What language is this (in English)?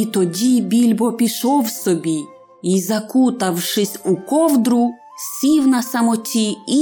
Ukrainian